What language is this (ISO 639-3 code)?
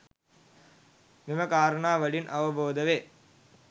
sin